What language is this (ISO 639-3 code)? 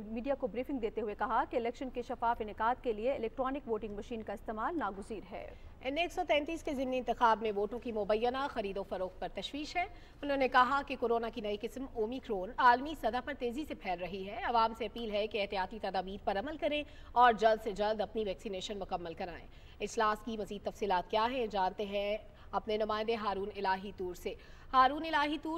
hin